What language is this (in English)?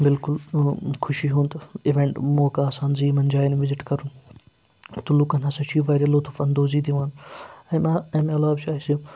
Kashmiri